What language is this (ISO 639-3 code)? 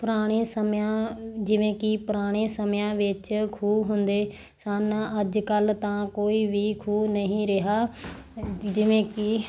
pan